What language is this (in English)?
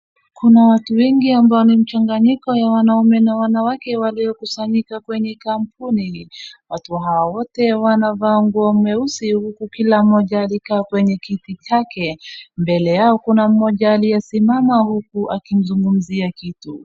Swahili